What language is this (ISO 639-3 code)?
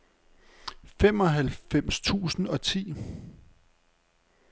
dan